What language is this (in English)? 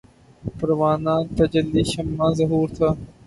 Urdu